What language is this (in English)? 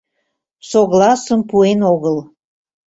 Mari